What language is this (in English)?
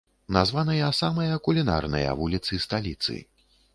Belarusian